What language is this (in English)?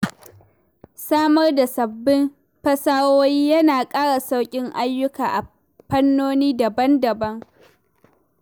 Hausa